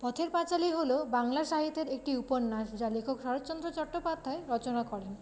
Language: Bangla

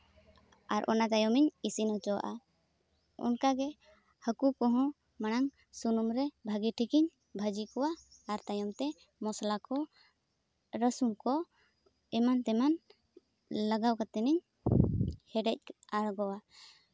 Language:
Santali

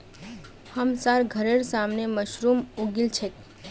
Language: Magahi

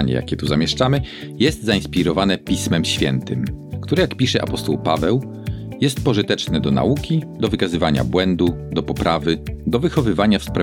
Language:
Polish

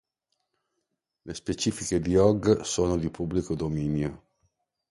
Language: Italian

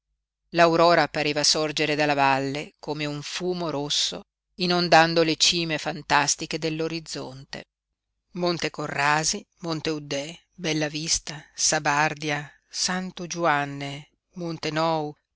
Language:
Italian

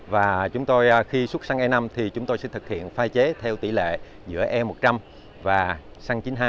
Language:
Vietnamese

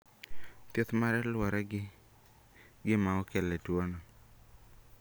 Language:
Luo (Kenya and Tanzania)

